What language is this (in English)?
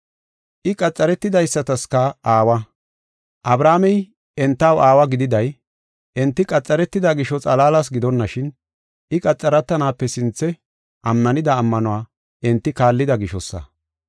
Gofa